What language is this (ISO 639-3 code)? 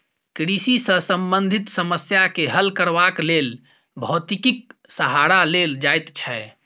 mai